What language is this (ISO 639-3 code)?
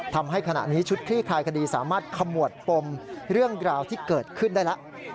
tha